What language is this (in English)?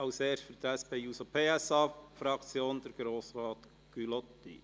Swiss German